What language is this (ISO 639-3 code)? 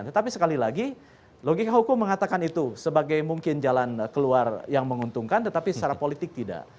ind